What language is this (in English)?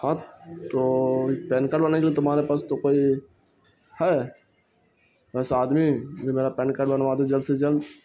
Urdu